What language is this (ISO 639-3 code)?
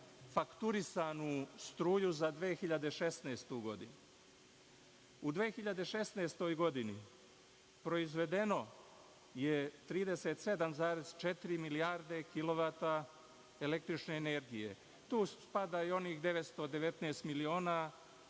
srp